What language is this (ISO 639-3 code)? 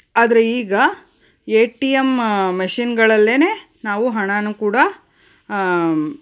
kan